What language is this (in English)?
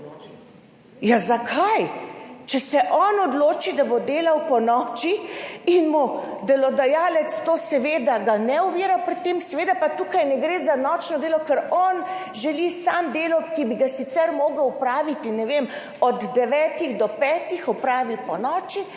Slovenian